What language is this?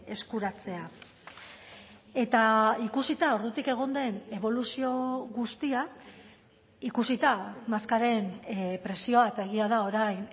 Basque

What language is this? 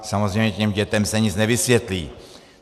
Czech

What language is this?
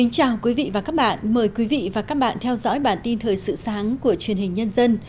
Vietnamese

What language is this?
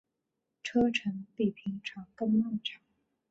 Chinese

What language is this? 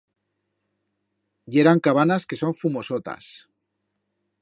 Aragonese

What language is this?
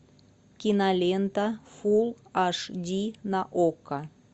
Russian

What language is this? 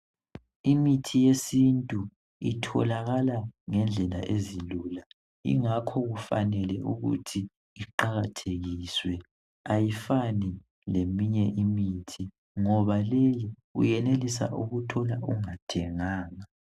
North Ndebele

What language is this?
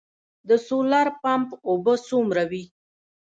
Pashto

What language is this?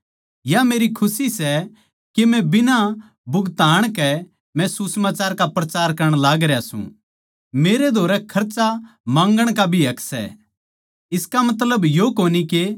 Haryanvi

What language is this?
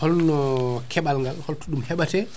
Fula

